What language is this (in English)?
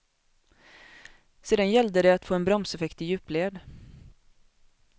Swedish